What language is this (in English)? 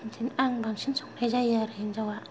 Bodo